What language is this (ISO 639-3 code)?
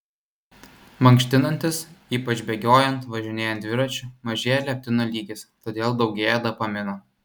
lit